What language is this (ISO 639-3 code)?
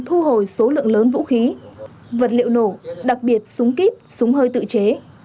vie